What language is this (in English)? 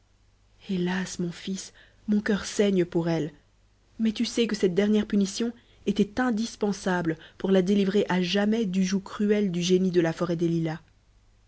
French